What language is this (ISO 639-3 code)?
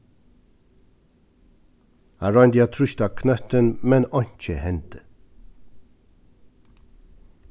fao